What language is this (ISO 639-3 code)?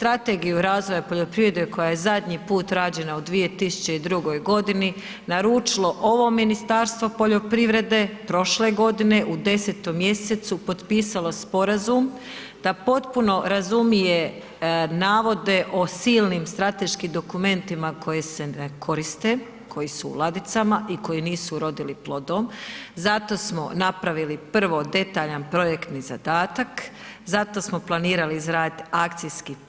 hrv